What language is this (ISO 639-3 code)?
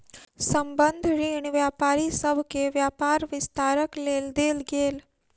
mai